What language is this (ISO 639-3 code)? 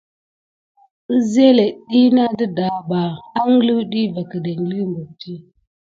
gid